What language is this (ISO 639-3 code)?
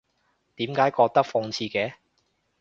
yue